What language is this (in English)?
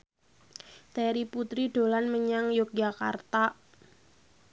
Javanese